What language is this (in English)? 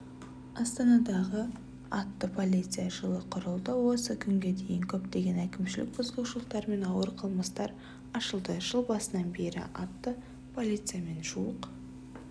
Kazakh